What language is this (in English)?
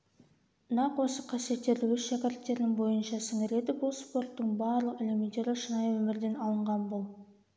Kazakh